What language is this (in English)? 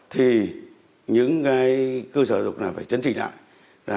Vietnamese